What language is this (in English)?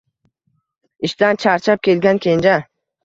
Uzbek